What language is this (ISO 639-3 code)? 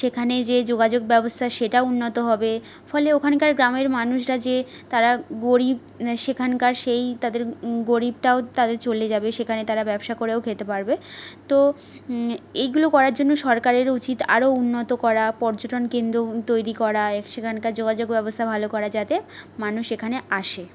ben